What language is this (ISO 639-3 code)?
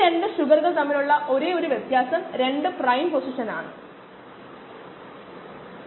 mal